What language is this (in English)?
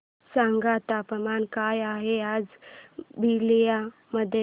Marathi